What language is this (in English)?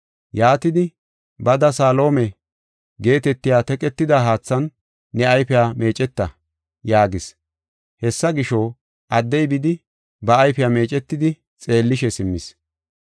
Gofa